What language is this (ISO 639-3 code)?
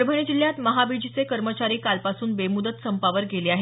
mar